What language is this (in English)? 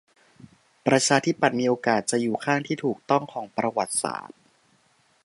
Thai